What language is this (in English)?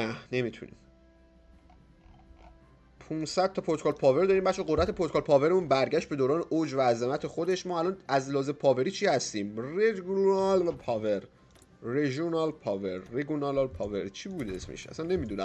Persian